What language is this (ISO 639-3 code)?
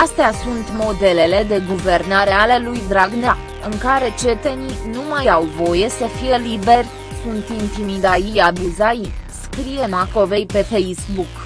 ron